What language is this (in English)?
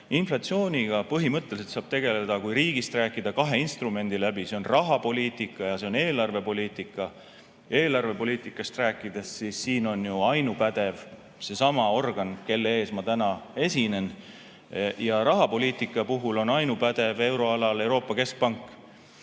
Estonian